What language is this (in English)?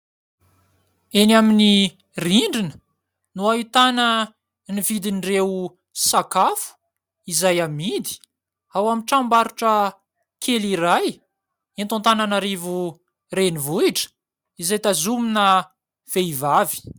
Malagasy